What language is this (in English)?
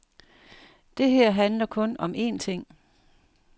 Danish